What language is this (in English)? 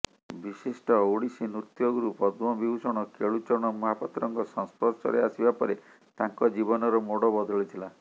Odia